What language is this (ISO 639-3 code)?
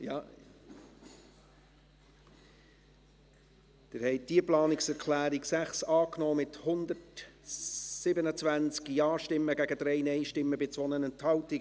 gsw